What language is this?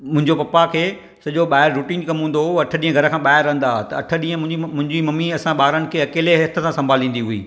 Sindhi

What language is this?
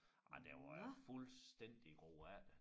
Danish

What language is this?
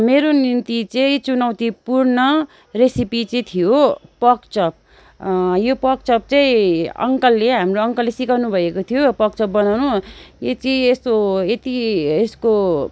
Nepali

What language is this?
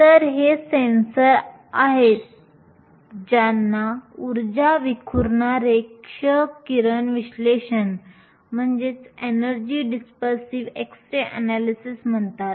Marathi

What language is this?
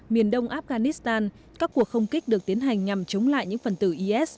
Vietnamese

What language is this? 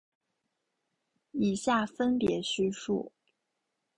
Chinese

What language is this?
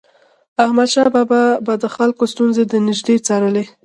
Pashto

